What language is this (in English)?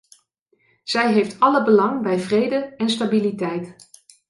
Dutch